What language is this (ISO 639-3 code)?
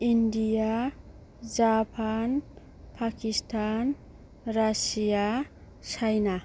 brx